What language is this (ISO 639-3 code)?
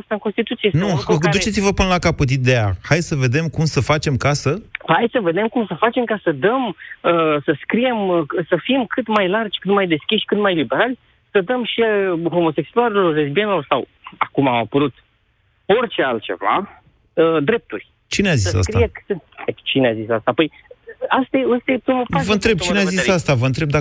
ron